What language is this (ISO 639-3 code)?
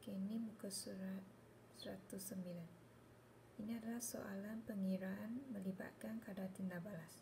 msa